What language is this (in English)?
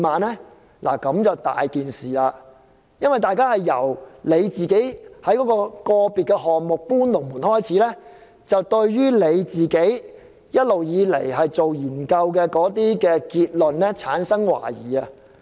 Cantonese